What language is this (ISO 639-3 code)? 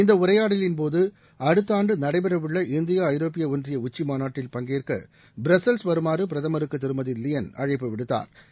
tam